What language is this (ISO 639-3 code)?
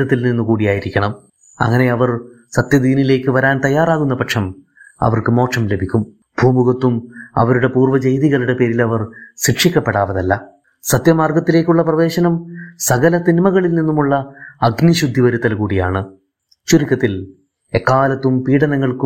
mal